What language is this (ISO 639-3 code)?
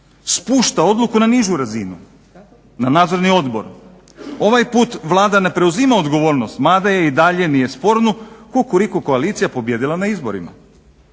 hrv